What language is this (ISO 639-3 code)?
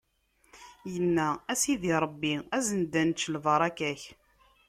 kab